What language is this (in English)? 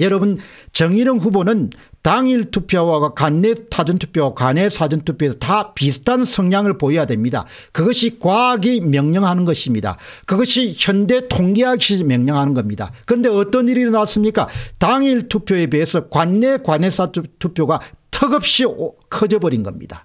Korean